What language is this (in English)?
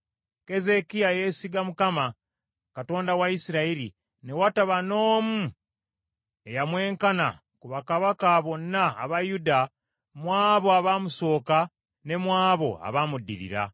Ganda